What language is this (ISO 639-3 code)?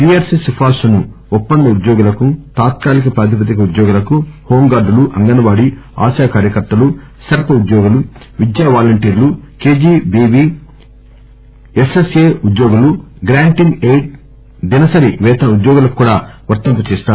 tel